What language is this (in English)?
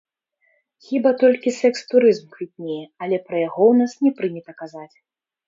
Belarusian